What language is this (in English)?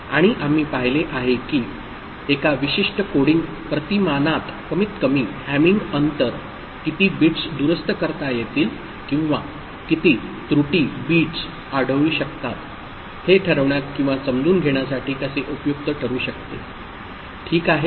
Marathi